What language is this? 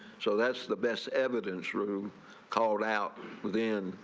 English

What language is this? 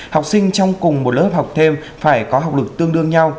Vietnamese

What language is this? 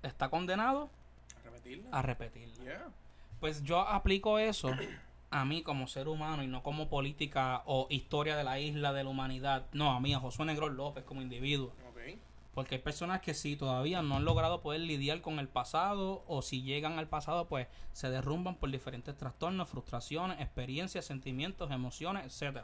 Spanish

